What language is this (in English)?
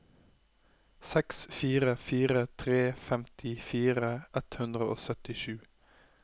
Norwegian